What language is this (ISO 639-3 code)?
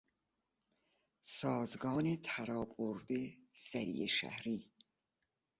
fas